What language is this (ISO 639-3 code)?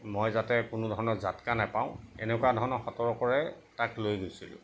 asm